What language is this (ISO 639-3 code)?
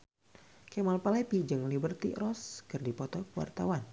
sun